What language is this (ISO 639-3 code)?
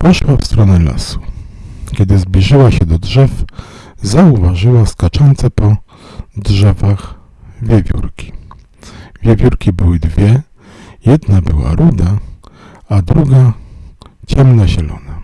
pol